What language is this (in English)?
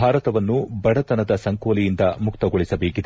Kannada